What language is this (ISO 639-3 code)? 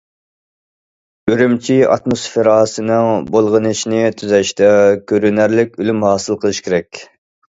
uig